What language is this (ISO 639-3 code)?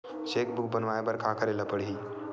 hne